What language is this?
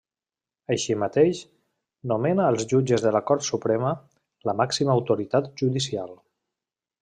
Catalan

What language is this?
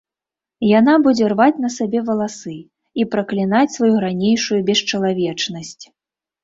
Belarusian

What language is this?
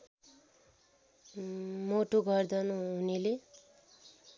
Nepali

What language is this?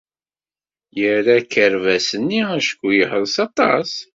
Kabyle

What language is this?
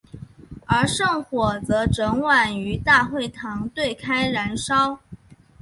Chinese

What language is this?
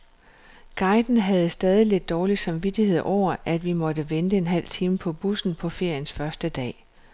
Danish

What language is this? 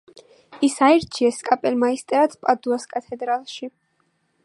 Georgian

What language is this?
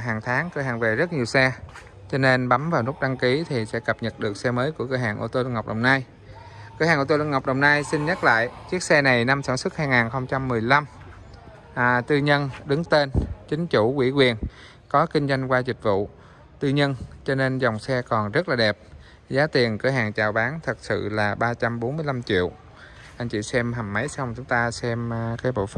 Vietnamese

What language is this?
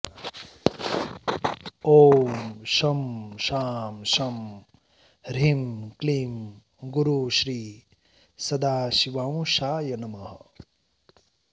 Sanskrit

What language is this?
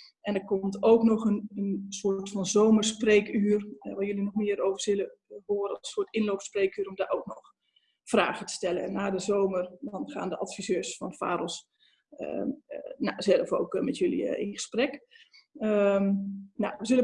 Dutch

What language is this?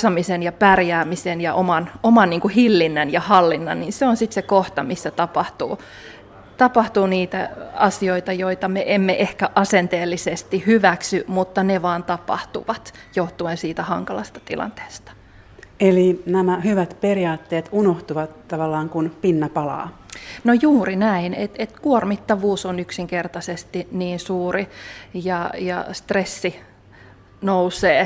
Finnish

